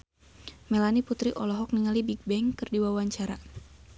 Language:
Sundanese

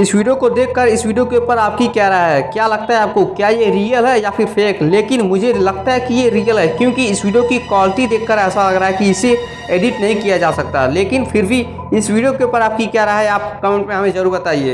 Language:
Hindi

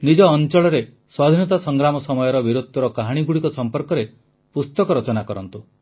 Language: Odia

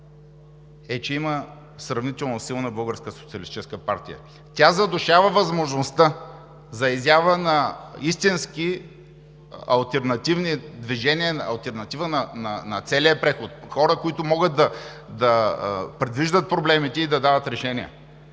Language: Bulgarian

